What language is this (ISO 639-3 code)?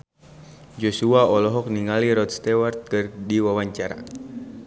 sun